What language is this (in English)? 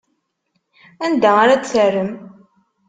Kabyle